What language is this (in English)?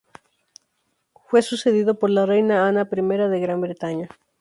Spanish